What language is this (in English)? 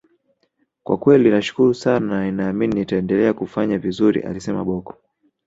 Swahili